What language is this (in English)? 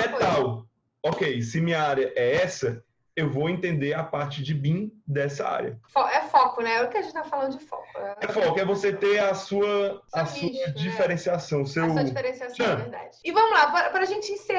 Portuguese